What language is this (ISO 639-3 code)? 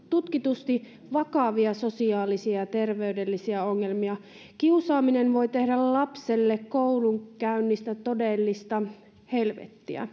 fin